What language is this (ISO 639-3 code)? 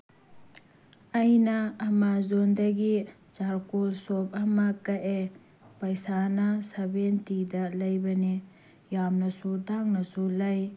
mni